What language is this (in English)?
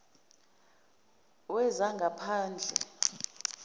Zulu